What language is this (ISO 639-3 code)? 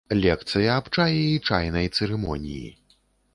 bel